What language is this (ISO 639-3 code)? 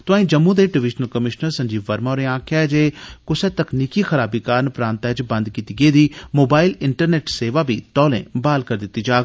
doi